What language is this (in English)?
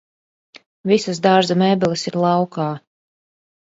Latvian